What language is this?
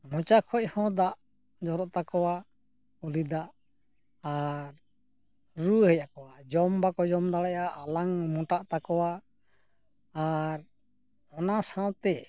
Santali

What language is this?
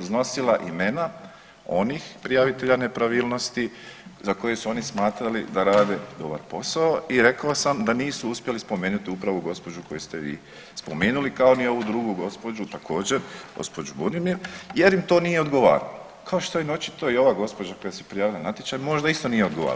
Croatian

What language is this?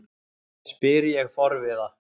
Icelandic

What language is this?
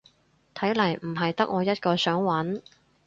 Cantonese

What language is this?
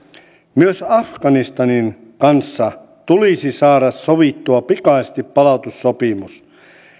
Finnish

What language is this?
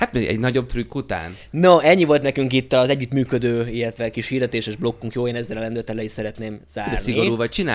Hungarian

